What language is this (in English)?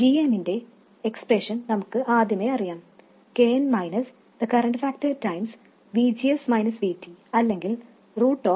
Malayalam